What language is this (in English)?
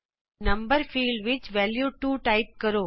Punjabi